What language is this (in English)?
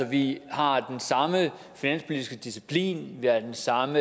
Danish